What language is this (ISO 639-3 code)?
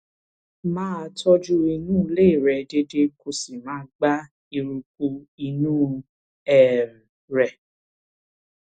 yor